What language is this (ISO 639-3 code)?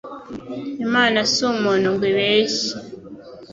kin